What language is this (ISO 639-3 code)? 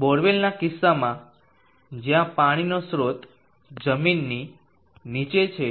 guj